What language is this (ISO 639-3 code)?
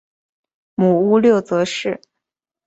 zho